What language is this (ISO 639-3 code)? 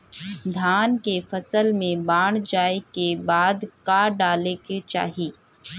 bho